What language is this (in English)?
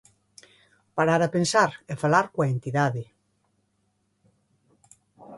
Galician